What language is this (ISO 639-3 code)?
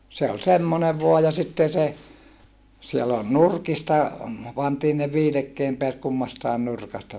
fin